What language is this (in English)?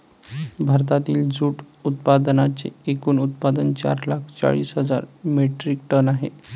Marathi